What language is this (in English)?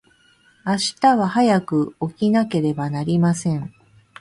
Japanese